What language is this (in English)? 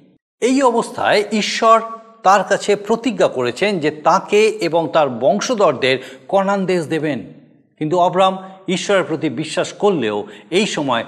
Bangla